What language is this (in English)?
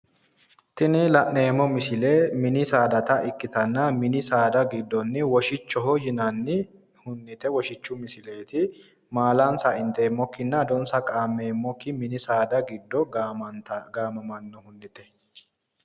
Sidamo